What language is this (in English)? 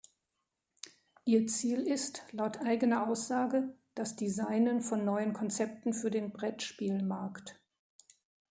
German